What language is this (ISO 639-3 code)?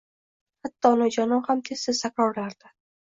uzb